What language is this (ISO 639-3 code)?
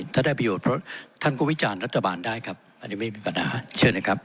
tha